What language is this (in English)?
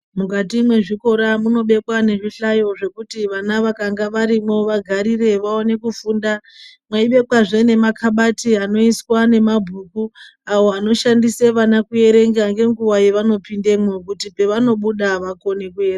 Ndau